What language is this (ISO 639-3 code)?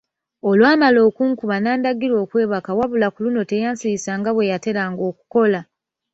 lug